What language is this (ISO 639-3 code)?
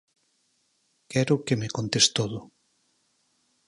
glg